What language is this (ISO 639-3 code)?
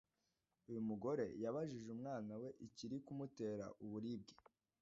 kin